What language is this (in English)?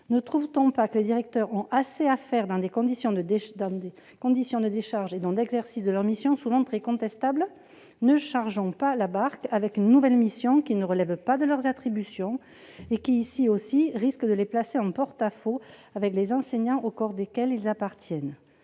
French